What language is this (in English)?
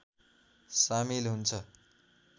Nepali